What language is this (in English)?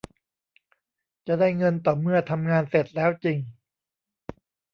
Thai